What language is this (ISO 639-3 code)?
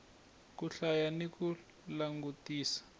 tso